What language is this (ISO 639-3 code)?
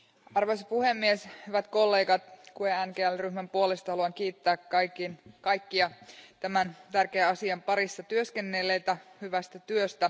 fin